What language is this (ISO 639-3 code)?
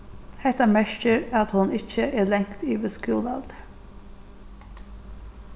fao